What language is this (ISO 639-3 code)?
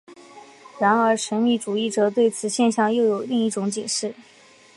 zho